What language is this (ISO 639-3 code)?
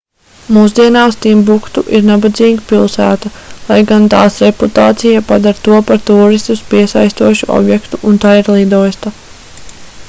lav